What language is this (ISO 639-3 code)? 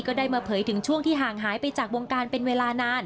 tha